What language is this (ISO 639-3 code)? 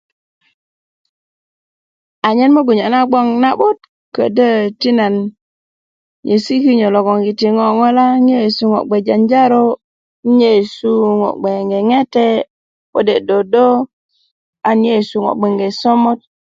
ukv